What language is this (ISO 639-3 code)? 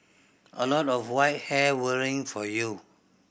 eng